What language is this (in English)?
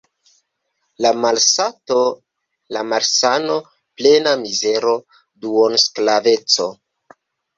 Esperanto